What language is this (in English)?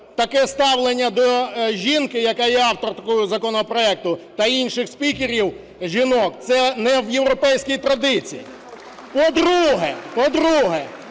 Ukrainian